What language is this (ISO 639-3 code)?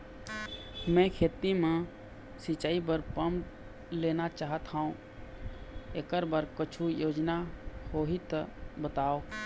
hne